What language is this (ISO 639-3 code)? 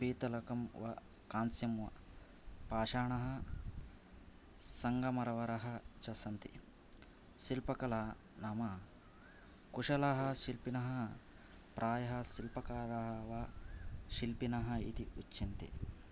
san